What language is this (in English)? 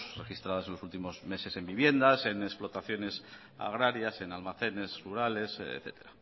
Spanish